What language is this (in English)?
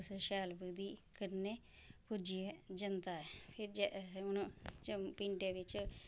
Dogri